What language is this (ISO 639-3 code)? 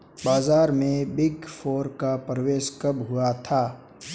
hin